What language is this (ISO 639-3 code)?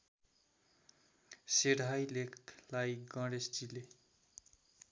nep